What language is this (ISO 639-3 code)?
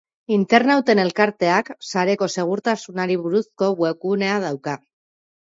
eus